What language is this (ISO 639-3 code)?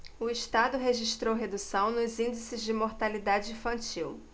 por